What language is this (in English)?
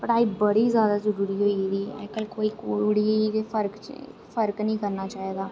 Dogri